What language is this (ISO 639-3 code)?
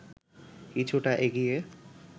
ben